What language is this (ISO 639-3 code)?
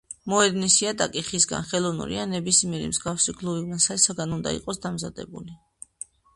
kat